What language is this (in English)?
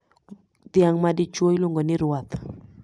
Luo (Kenya and Tanzania)